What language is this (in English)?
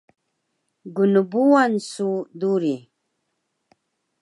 Taroko